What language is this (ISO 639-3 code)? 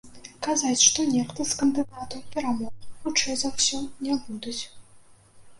bel